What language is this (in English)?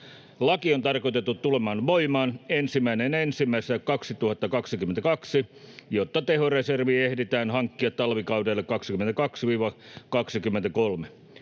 Finnish